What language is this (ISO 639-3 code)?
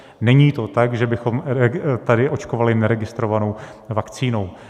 ces